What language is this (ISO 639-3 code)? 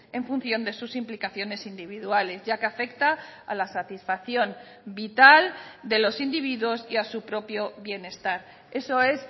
spa